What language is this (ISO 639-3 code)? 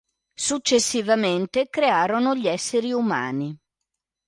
ita